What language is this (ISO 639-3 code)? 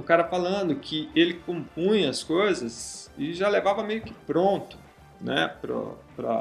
por